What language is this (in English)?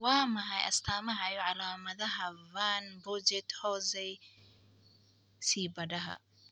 Somali